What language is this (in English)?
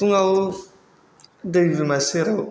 Bodo